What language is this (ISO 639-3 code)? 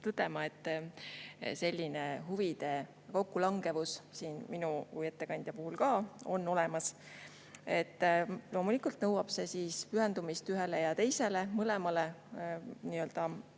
est